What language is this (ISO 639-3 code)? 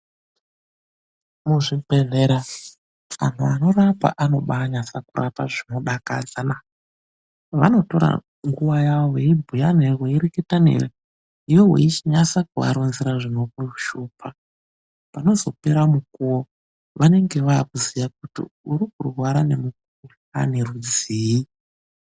ndc